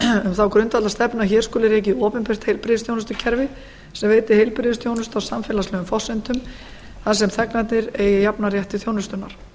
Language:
Icelandic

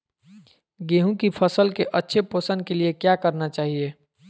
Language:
Magahi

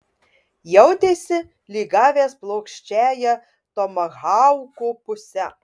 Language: Lithuanian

